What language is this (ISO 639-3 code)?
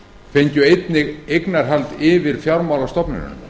isl